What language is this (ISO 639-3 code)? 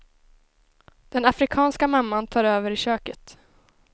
swe